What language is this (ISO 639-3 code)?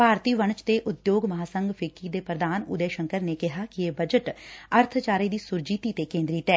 pan